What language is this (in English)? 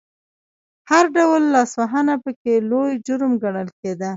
Pashto